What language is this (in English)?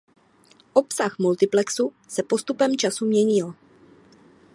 Czech